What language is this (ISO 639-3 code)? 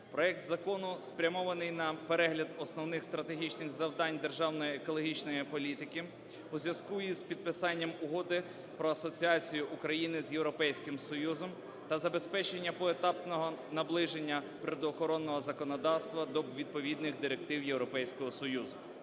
ukr